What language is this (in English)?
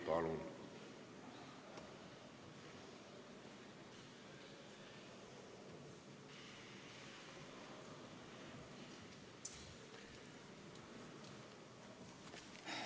Estonian